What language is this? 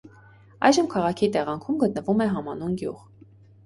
Armenian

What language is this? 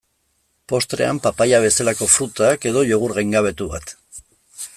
Basque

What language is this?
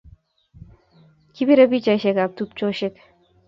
Kalenjin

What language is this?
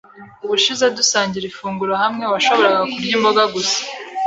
Kinyarwanda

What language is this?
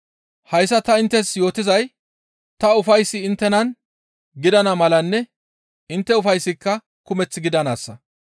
Gamo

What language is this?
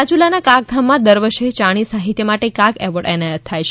Gujarati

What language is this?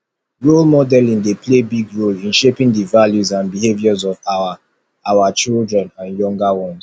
Nigerian Pidgin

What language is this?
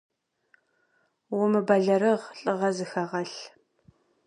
Kabardian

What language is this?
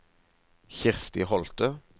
Norwegian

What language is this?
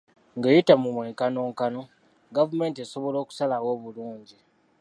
Ganda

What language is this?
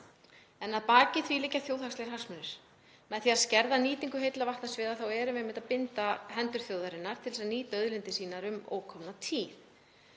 Icelandic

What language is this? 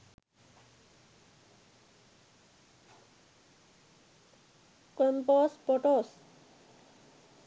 Sinhala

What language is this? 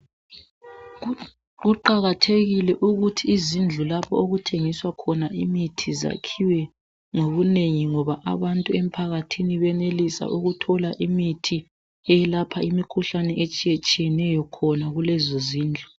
North Ndebele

